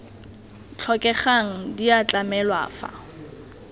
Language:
Tswana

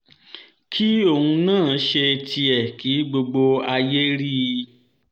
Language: Yoruba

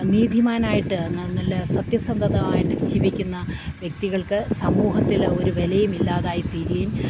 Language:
Malayalam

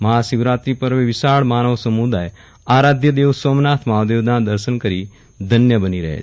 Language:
Gujarati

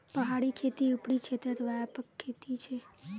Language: Magahi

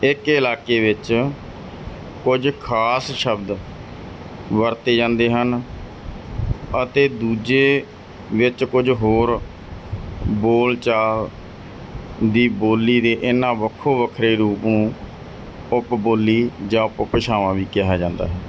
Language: Punjabi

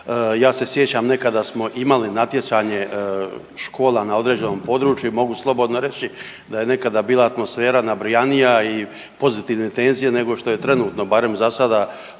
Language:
Croatian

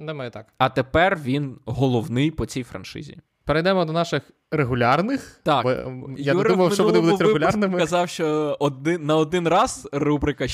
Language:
Ukrainian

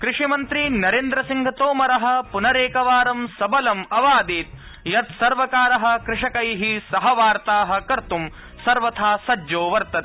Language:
Sanskrit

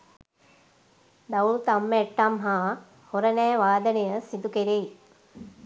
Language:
Sinhala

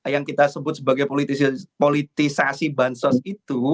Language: Indonesian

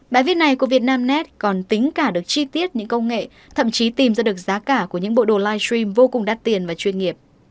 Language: Vietnamese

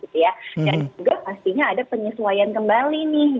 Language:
Indonesian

